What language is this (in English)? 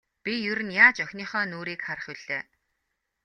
Mongolian